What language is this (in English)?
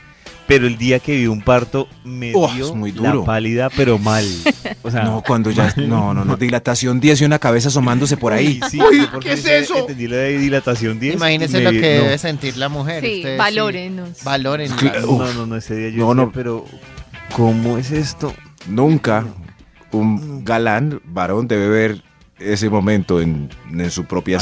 Spanish